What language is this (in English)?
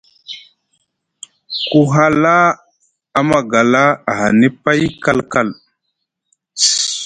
Musgu